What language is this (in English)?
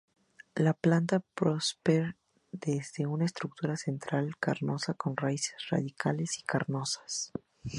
Spanish